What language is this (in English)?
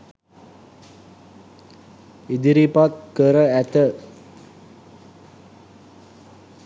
Sinhala